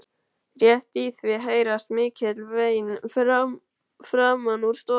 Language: Icelandic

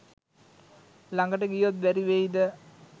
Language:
Sinhala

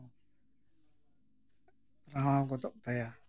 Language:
Santali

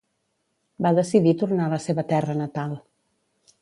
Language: Catalan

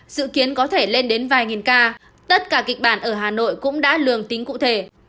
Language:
Vietnamese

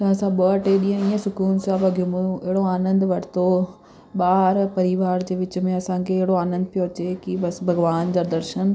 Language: Sindhi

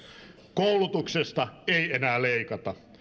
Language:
Finnish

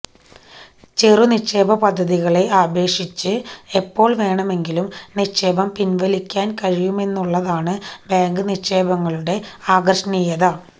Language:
Malayalam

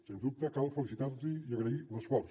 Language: Catalan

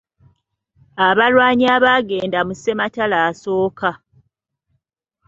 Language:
Ganda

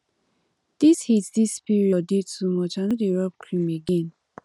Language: Nigerian Pidgin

